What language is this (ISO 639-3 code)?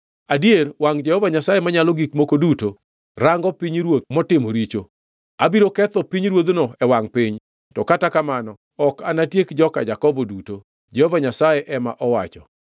luo